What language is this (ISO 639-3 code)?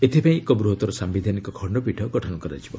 ori